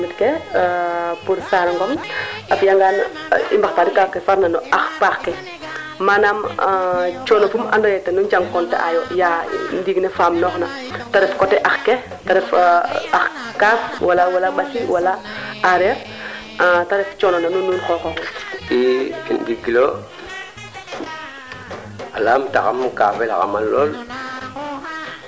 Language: Serer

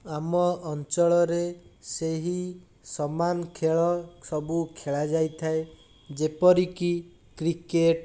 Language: Odia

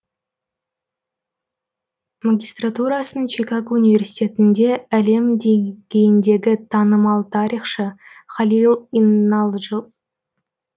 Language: Kazakh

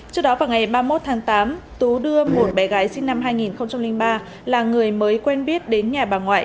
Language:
Vietnamese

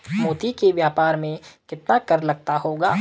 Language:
Hindi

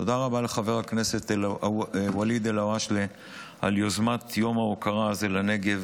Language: Hebrew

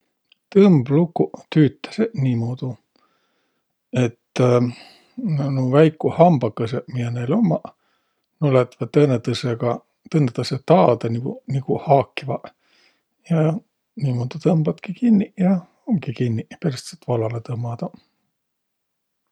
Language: Võro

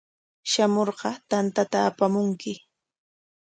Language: Corongo Ancash Quechua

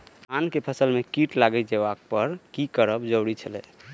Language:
Maithili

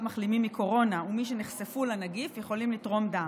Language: Hebrew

